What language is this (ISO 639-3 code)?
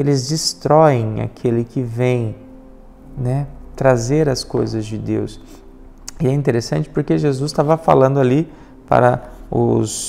por